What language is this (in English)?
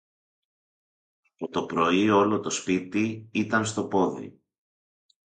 Greek